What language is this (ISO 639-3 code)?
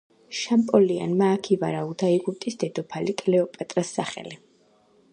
kat